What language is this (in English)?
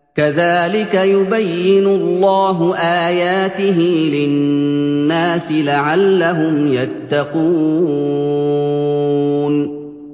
Arabic